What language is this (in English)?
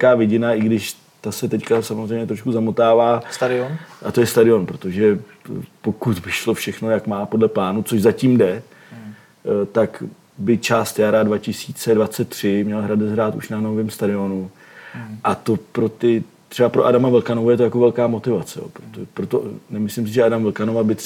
Czech